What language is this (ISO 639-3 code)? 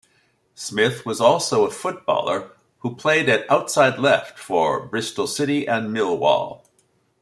eng